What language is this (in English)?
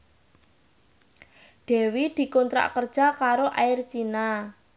Javanese